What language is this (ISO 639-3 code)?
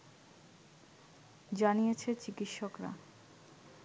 ben